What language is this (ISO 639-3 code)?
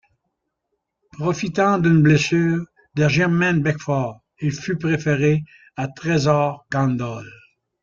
fra